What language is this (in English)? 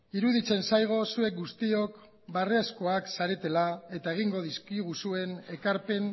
Basque